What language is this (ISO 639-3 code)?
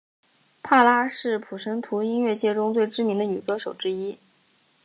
zho